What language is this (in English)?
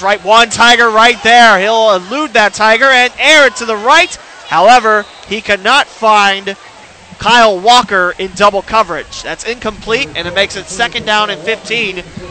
English